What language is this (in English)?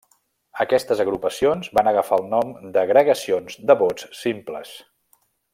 Catalan